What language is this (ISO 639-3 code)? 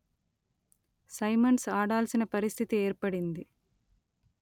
tel